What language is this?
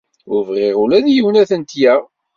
Kabyle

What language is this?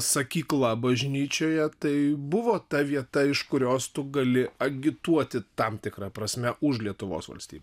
Lithuanian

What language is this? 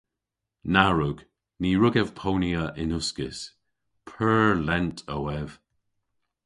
Cornish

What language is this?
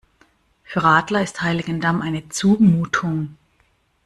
German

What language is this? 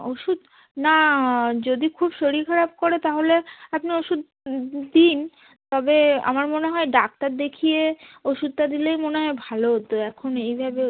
Bangla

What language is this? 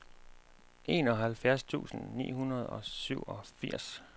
Danish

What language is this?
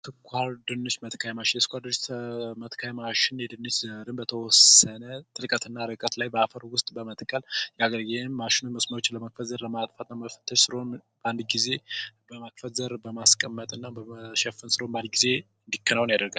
Amharic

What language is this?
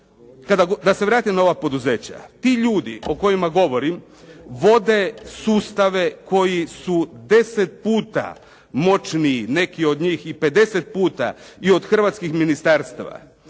Croatian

